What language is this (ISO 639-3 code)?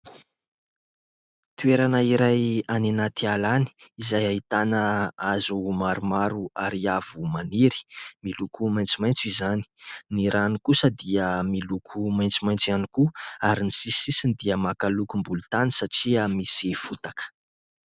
mlg